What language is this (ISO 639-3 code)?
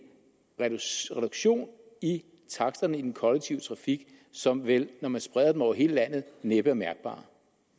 dan